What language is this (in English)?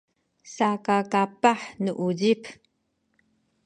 Sakizaya